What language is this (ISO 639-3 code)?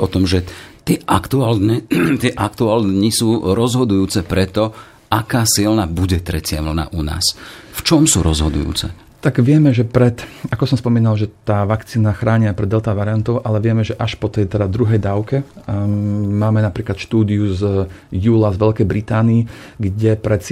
slk